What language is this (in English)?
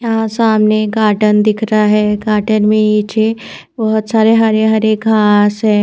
Hindi